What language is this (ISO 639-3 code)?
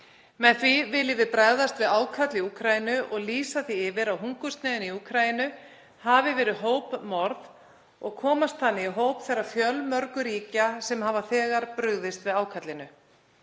isl